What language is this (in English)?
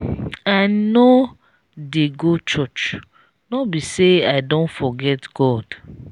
Nigerian Pidgin